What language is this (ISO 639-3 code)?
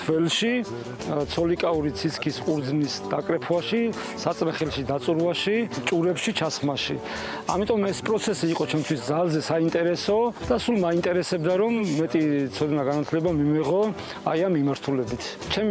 ron